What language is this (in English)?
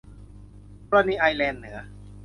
Thai